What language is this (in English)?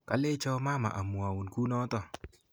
Kalenjin